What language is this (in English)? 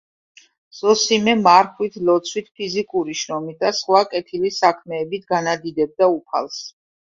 Georgian